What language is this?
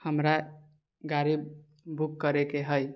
Maithili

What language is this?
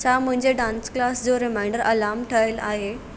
Sindhi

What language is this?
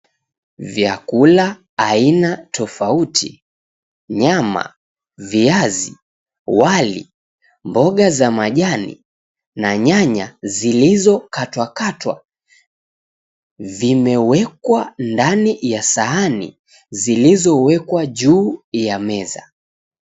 Swahili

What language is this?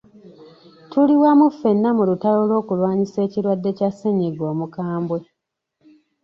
Ganda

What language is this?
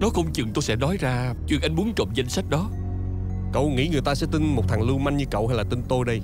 Vietnamese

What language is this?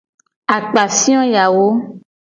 Gen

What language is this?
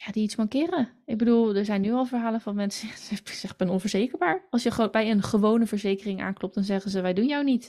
Dutch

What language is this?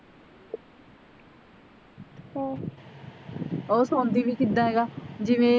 Punjabi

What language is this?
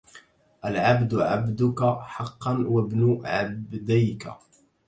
Arabic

